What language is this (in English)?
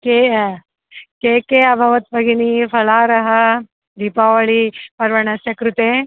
Sanskrit